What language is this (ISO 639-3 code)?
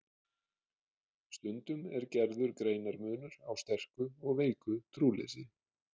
isl